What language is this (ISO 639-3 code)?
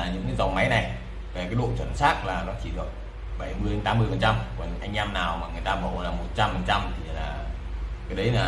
vie